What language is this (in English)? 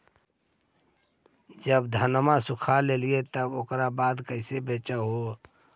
Magahi